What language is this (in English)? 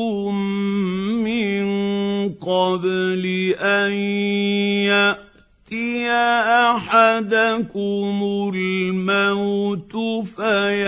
Arabic